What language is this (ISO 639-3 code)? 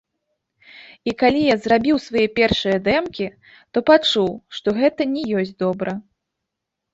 bel